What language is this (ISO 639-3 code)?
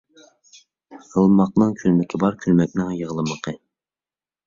uig